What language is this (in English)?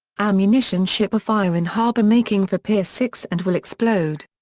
English